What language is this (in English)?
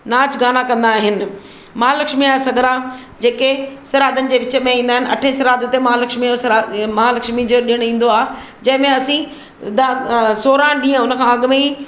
Sindhi